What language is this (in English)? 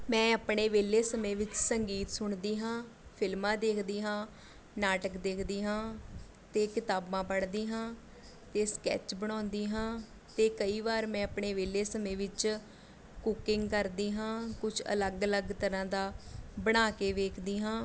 Punjabi